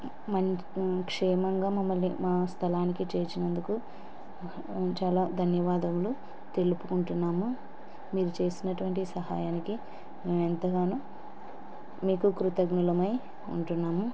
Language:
Telugu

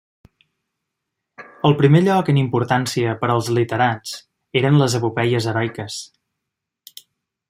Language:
Catalan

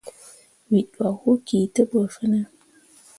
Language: Mundang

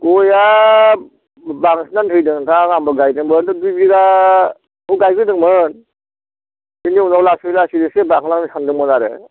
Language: Bodo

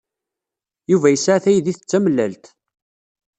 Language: Kabyle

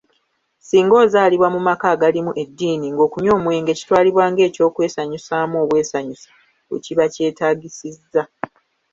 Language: Ganda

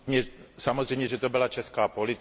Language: Czech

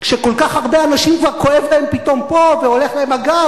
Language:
Hebrew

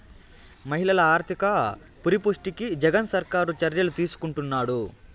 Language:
Telugu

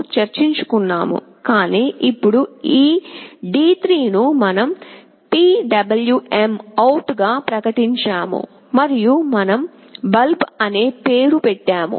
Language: Telugu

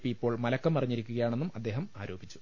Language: Malayalam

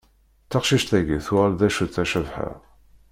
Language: Kabyle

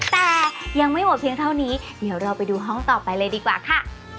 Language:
Thai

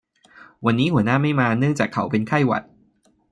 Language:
Thai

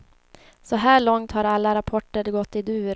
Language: Swedish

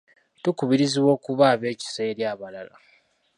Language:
Ganda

